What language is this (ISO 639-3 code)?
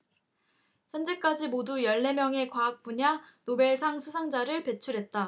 kor